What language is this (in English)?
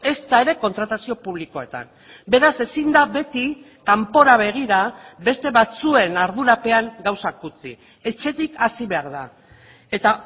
Basque